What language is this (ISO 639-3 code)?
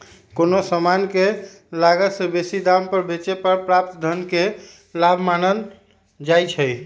mag